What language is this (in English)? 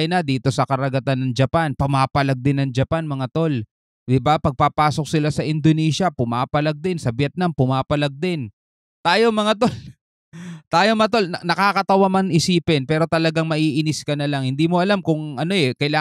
Filipino